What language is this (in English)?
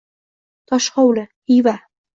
Uzbek